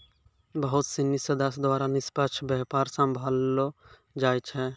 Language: Maithili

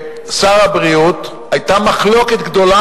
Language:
Hebrew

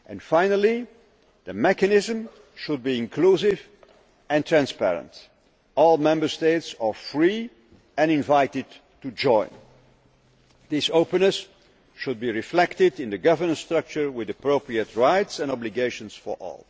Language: English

